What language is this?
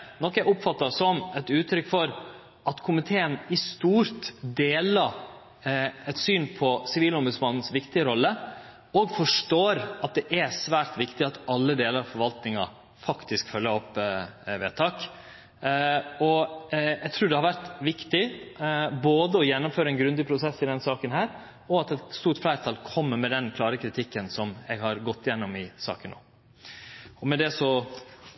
Norwegian Nynorsk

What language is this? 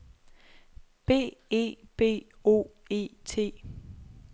Danish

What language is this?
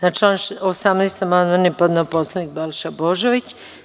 Serbian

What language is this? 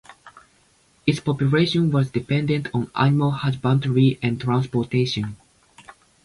English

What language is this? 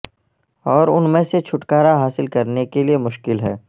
Urdu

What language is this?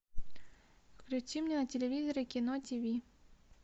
Russian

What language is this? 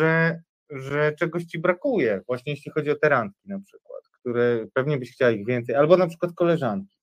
Polish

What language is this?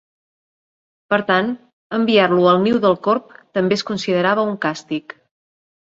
Catalan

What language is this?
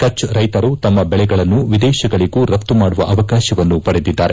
Kannada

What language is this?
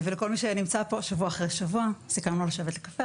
Hebrew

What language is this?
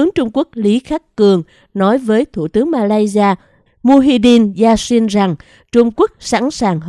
Vietnamese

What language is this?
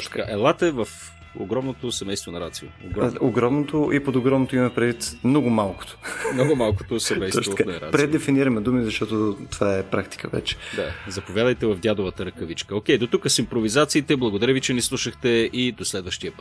Bulgarian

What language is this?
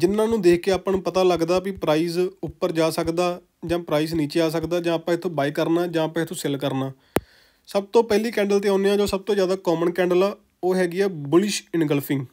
Hindi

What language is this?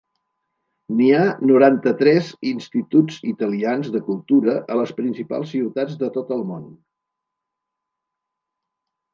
Catalan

